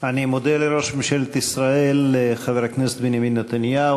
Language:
Hebrew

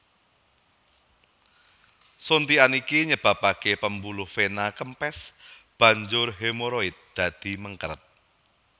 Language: Javanese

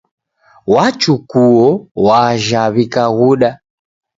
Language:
Taita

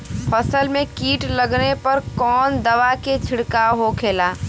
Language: Bhojpuri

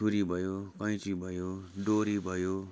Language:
Nepali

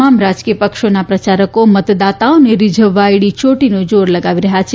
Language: Gujarati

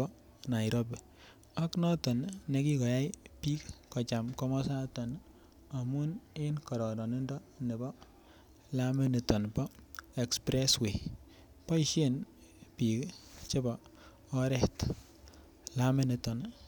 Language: Kalenjin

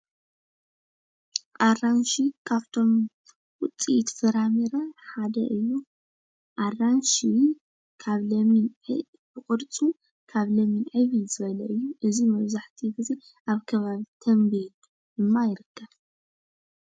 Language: Tigrinya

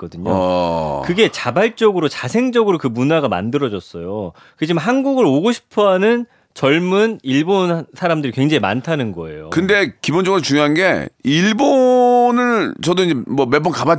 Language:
Korean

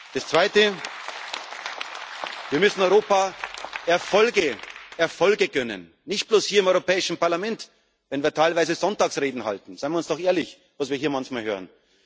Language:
German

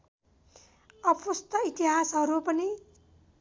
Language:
Nepali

